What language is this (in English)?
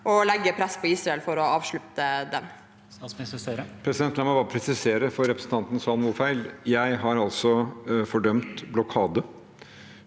Norwegian